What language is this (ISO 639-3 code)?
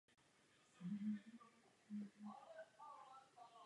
ces